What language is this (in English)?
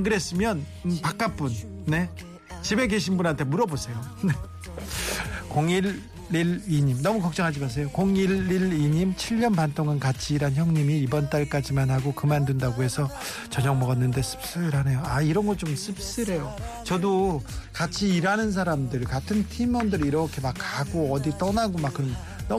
Korean